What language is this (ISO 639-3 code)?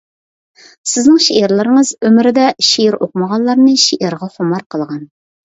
uig